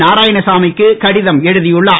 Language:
Tamil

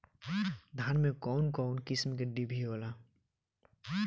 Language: Bhojpuri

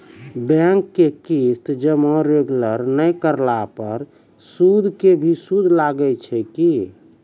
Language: Maithili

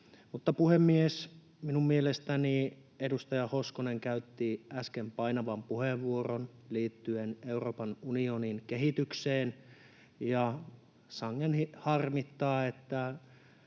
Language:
Finnish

